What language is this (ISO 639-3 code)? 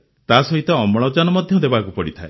ori